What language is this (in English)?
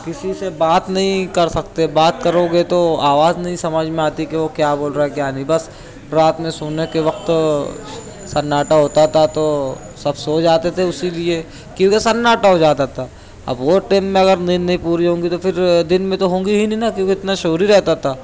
Urdu